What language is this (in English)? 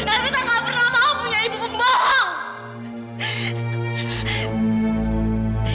Indonesian